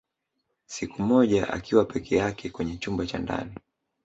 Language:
Swahili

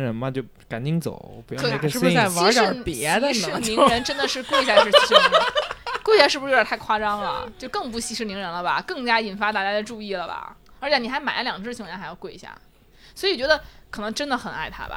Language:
Chinese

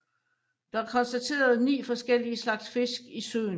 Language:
Danish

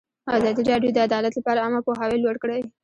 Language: Pashto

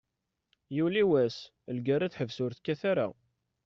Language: Kabyle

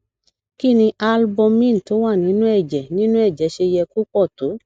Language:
Yoruba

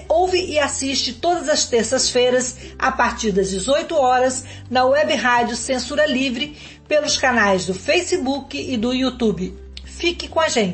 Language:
Portuguese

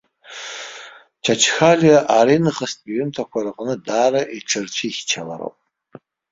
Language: Abkhazian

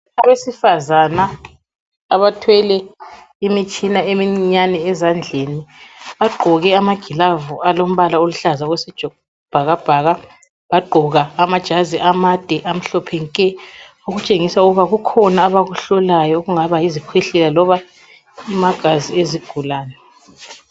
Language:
North Ndebele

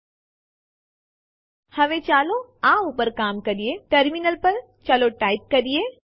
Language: Gujarati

